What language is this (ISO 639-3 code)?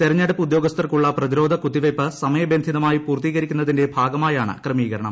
mal